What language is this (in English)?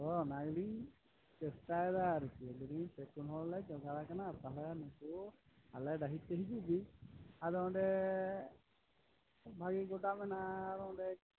Santali